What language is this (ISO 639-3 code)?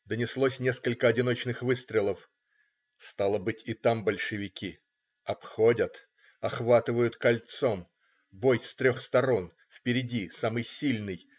rus